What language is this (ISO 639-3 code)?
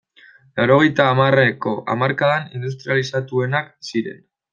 eus